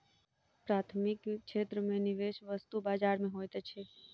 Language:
Maithili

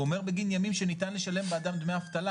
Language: Hebrew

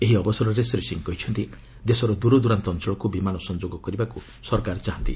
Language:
Odia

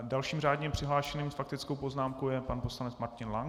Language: Czech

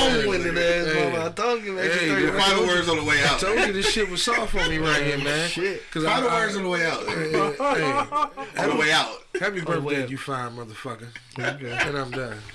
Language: English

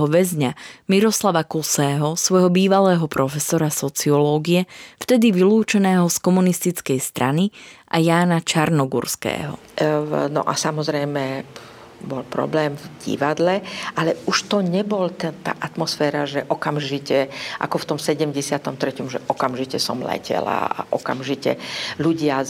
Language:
Slovak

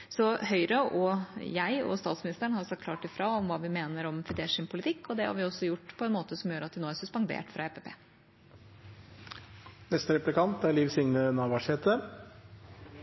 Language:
Norwegian Bokmål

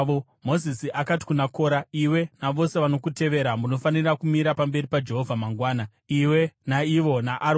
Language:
Shona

